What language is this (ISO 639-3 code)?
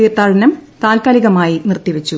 mal